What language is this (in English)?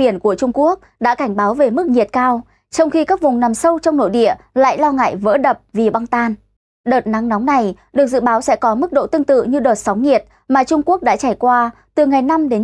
Vietnamese